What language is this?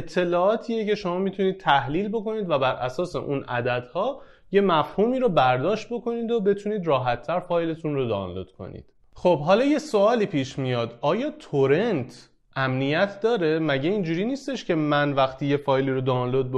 Persian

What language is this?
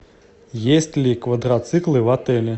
Russian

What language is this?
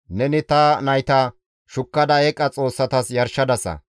Gamo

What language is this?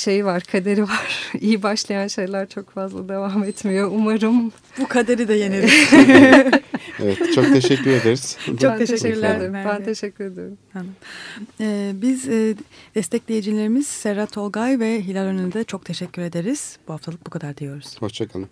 Turkish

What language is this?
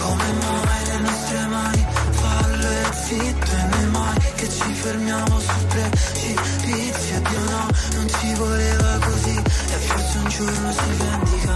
Italian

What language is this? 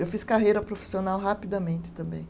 Portuguese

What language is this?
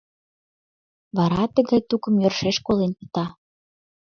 Mari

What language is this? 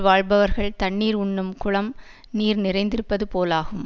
Tamil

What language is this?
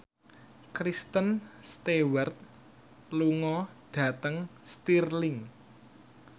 Javanese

